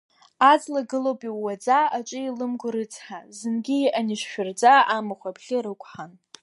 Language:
Abkhazian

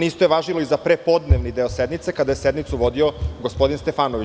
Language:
Serbian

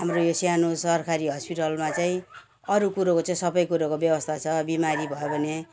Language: Nepali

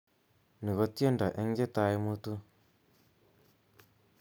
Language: Kalenjin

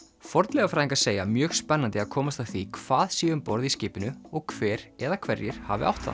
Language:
Icelandic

